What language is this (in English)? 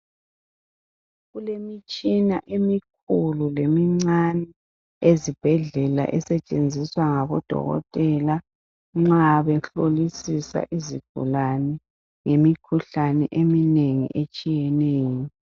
North Ndebele